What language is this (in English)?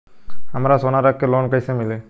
Bhojpuri